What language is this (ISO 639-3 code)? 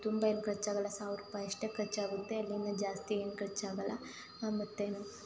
kan